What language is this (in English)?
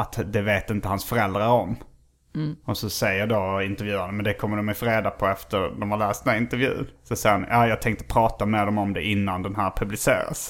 Swedish